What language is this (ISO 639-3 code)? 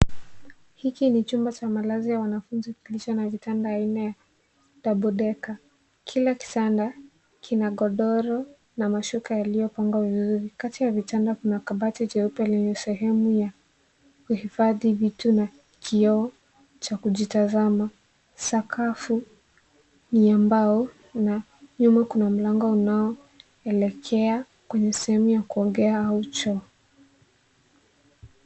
swa